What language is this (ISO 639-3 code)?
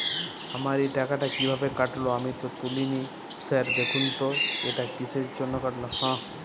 ben